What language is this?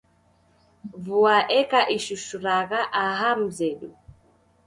Taita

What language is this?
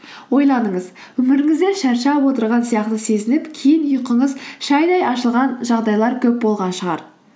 Kazakh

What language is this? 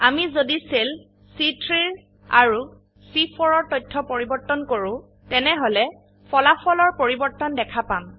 Assamese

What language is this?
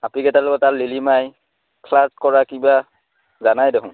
Assamese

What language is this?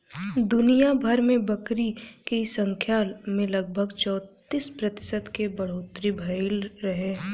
Bhojpuri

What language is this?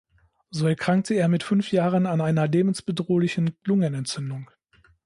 German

